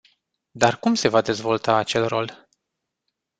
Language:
Romanian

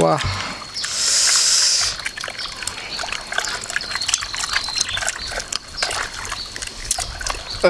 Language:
Indonesian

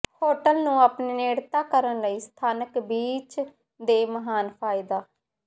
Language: Punjabi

